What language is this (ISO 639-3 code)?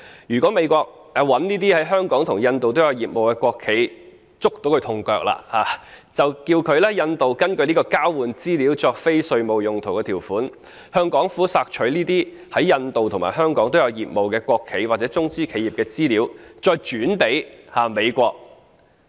yue